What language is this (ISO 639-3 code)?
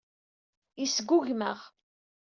kab